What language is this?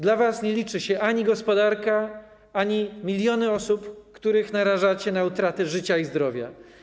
Polish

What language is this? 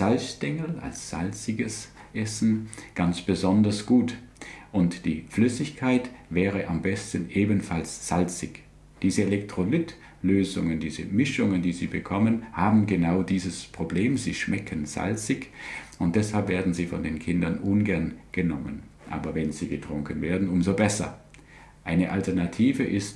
German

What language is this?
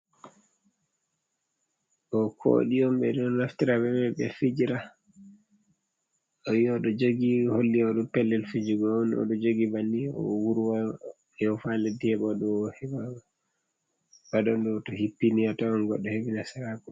Fula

